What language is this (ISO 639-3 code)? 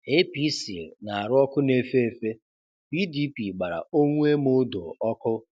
ibo